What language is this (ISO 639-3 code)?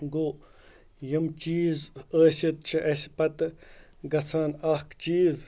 kas